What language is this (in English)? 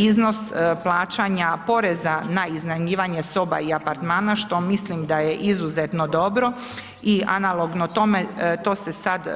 Croatian